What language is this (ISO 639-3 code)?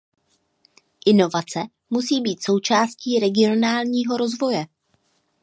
ces